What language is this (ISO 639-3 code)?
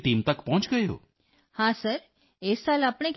pan